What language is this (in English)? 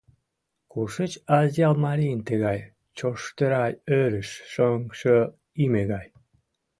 Mari